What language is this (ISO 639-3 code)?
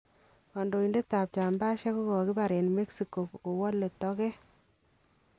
kln